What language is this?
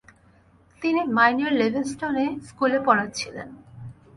Bangla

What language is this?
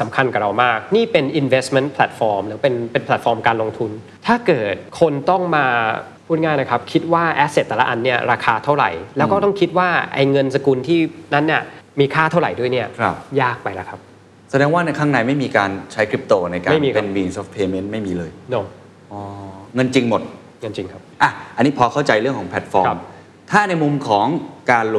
Thai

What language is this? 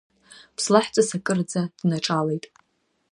Abkhazian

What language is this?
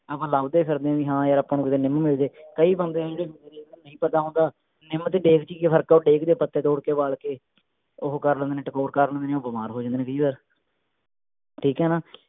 Punjabi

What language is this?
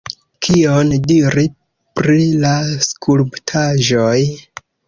Esperanto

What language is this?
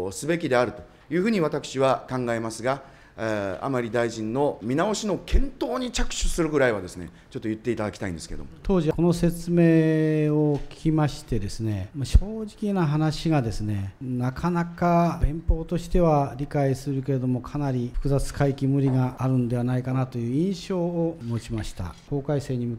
Japanese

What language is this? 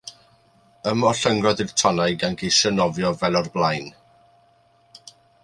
Welsh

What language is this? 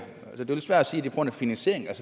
Danish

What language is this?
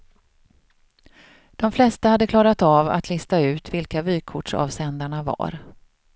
Swedish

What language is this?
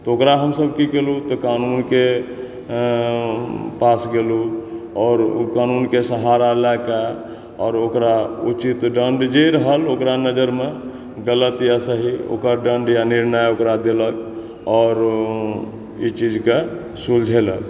Maithili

